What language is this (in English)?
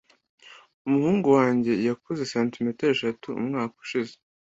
Kinyarwanda